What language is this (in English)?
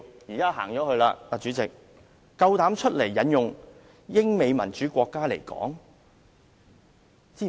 Cantonese